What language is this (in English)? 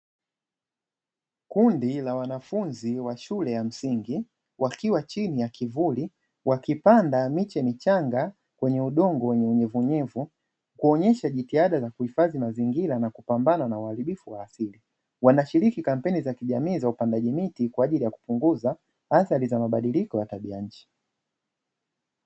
Swahili